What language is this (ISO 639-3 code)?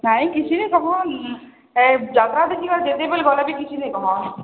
ori